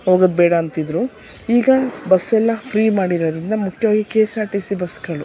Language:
Kannada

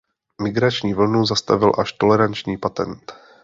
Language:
Czech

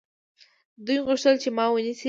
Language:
Pashto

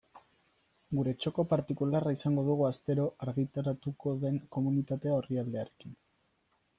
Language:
Basque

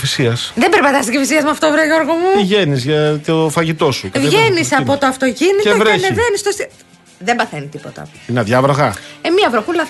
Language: Greek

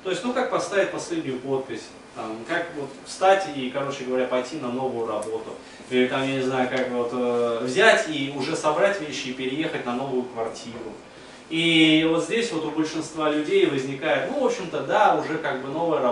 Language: Russian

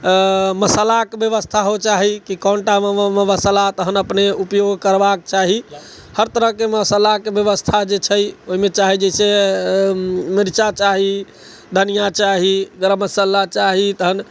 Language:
Maithili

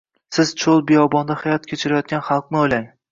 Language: Uzbek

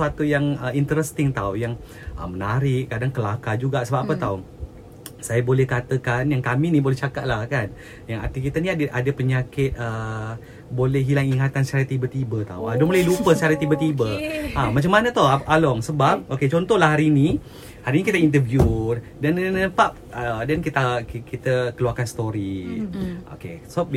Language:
Malay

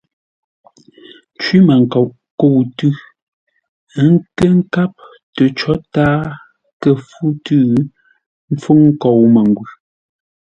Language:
Ngombale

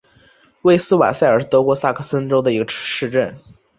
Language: Chinese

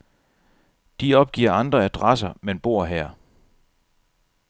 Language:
Danish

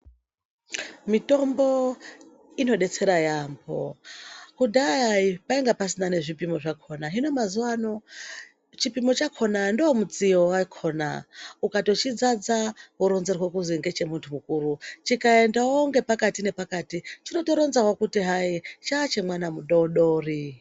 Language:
Ndau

